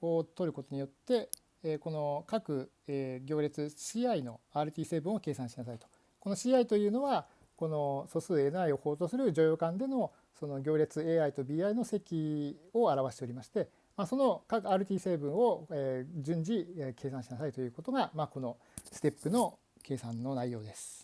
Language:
Japanese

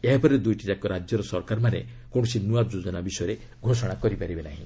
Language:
Odia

